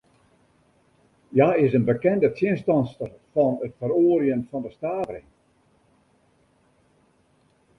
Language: Western Frisian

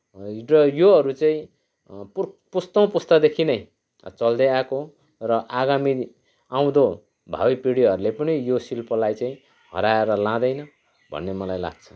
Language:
Nepali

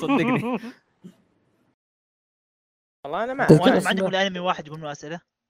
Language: Arabic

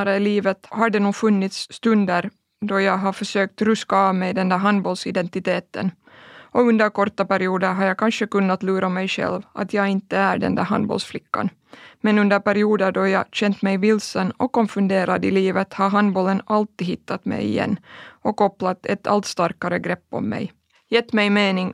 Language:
Swedish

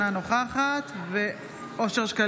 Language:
Hebrew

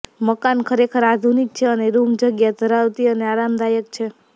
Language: Gujarati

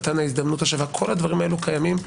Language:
Hebrew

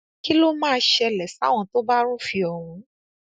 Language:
Yoruba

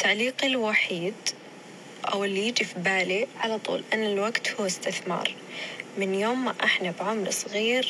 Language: Arabic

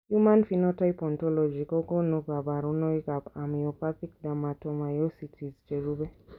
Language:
Kalenjin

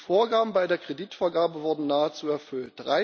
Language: German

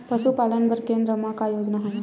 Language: Chhattisgarhi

